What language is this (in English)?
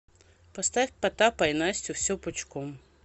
Russian